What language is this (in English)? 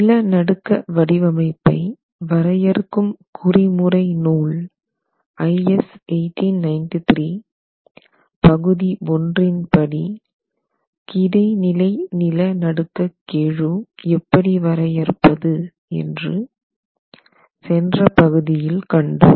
Tamil